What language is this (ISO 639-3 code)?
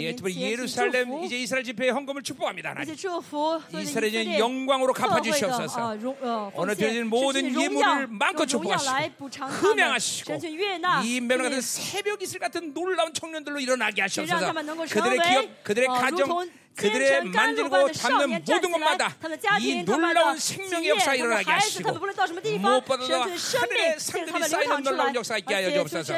kor